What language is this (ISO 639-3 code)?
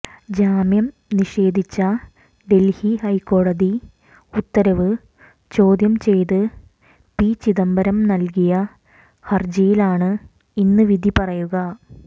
mal